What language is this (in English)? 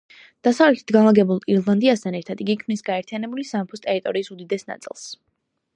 Georgian